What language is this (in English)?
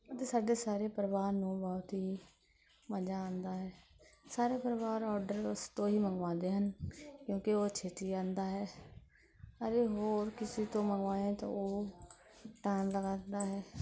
Punjabi